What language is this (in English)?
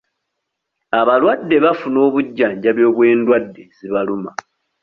Ganda